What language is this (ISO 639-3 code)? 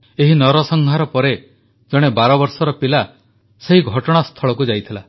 ori